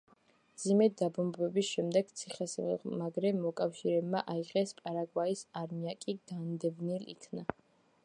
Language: Georgian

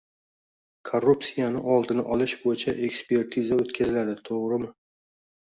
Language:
Uzbek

